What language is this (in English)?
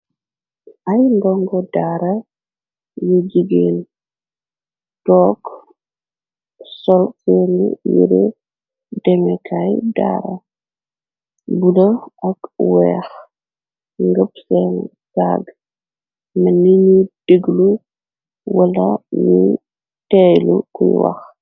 Wolof